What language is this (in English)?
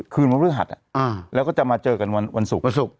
Thai